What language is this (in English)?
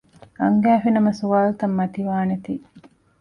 Divehi